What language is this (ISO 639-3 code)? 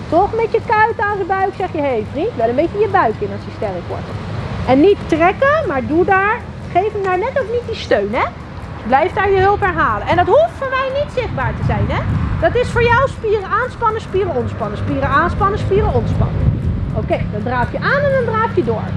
nld